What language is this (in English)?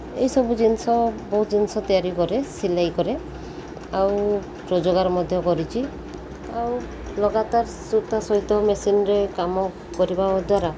Odia